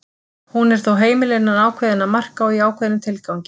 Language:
Icelandic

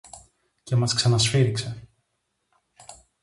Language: Greek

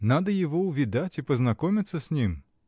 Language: Russian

